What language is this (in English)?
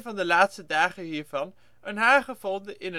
Dutch